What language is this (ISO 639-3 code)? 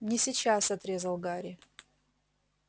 rus